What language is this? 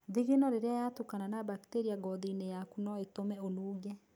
Kikuyu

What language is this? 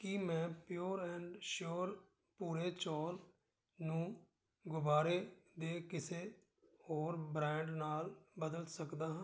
Punjabi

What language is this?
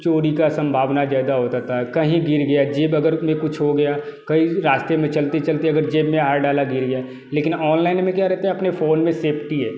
Hindi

